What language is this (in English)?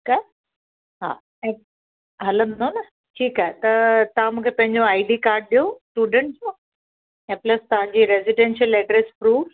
Sindhi